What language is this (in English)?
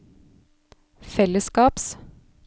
Norwegian